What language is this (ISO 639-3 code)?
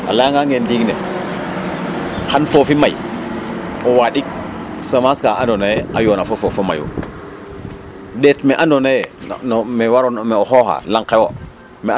srr